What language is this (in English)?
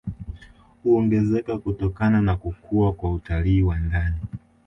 Swahili